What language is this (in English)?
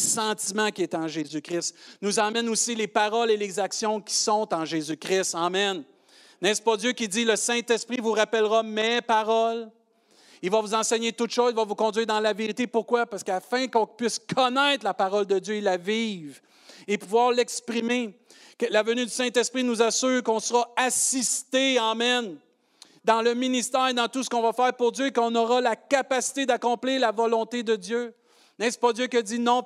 French